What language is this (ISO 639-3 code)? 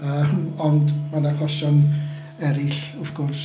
cym